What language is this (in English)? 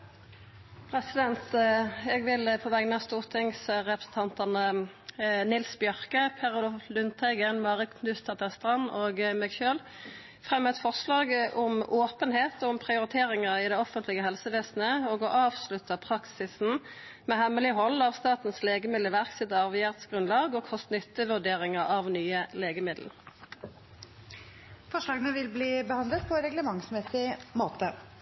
Norwegian